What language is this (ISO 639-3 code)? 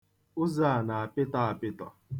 ibo